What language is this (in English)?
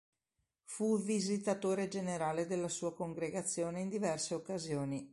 Italian